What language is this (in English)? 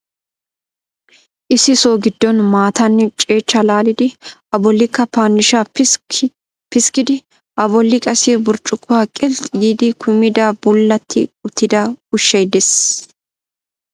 Wolaytta